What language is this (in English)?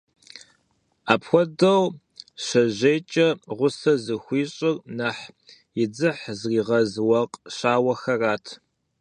Kabardian